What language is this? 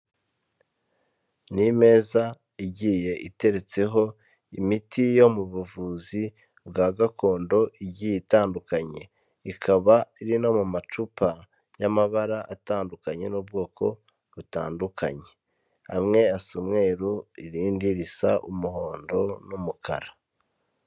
Kinyarwanda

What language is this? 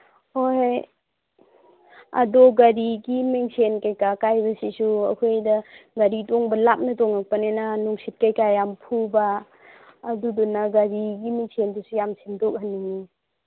Manipuri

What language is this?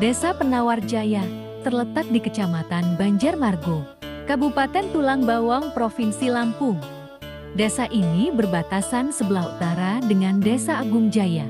Indonesian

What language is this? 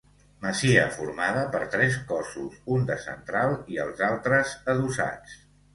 Catalan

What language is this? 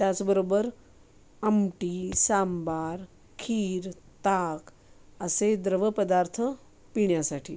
Marathi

